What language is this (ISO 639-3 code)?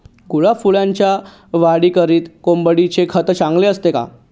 mar